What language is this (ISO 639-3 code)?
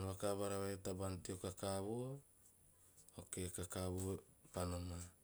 tio